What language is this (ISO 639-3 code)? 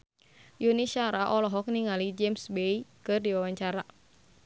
sun